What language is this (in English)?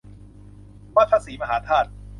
Thai